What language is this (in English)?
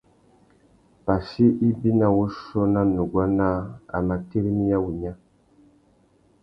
Tuki